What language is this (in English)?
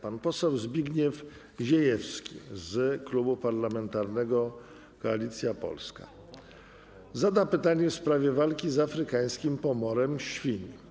Polish